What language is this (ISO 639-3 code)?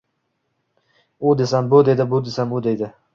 uzb